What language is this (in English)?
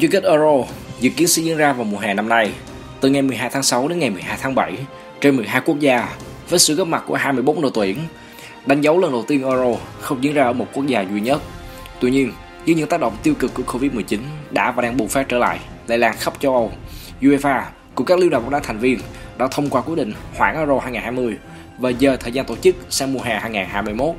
Vietnamese